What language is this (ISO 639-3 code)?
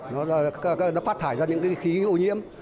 vie